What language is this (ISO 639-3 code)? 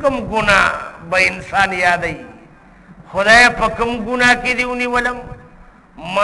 ind